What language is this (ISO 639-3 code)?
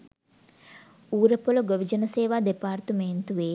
sin